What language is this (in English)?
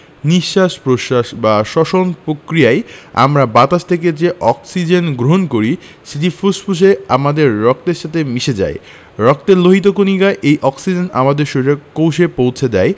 Bangla